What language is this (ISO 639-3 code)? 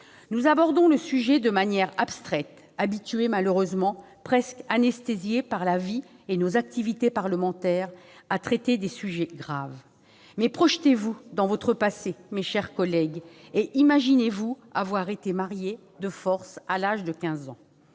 fra